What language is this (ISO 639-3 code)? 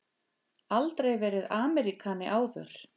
isl